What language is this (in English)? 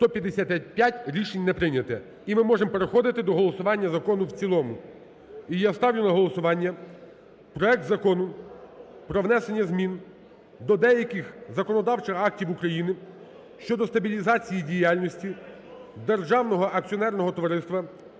Ukrainian